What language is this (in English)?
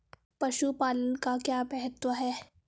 Hindi